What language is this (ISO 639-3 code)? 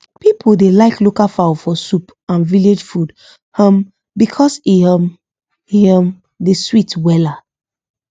pcm